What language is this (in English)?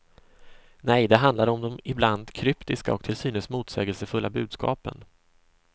Swedish